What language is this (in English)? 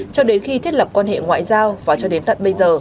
Vietnamese